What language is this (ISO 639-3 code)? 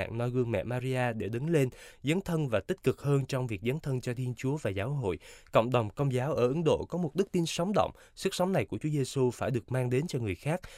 vie